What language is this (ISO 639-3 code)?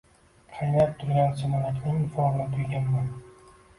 uzb